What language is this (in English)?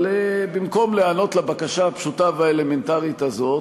Hebrew